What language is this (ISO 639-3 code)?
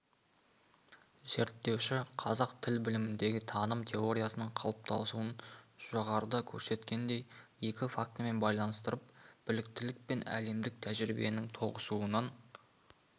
kaz